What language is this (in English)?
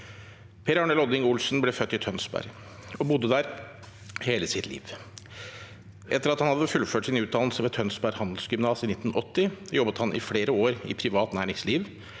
Norwegian